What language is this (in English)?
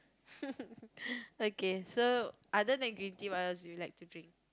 English